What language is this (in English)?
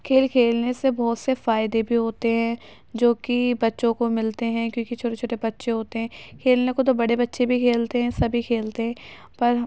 Urdu